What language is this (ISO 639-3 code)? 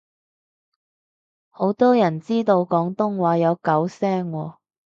yue